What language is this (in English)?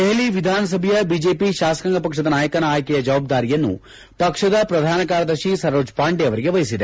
Kannada